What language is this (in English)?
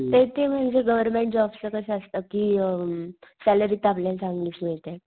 Marathi